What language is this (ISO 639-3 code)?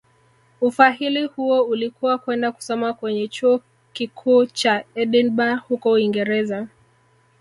swa